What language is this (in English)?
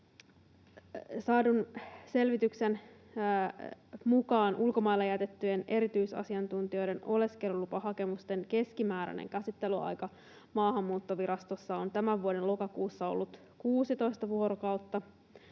Finnish